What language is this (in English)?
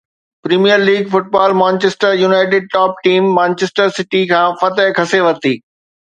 Sindhi